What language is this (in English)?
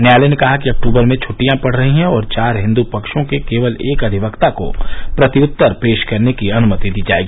Hindi